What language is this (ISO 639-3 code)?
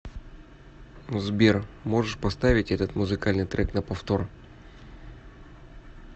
rus